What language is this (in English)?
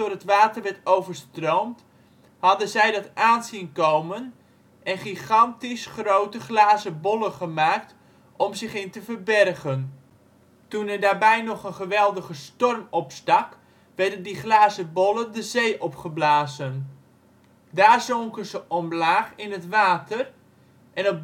Dutch